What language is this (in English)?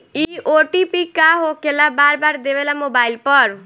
Bhojpuri